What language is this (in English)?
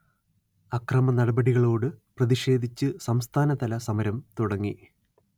Malayalam